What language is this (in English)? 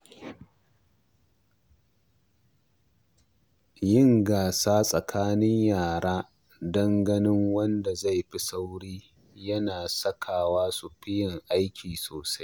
Hausa